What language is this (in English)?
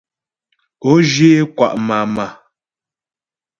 Ghomala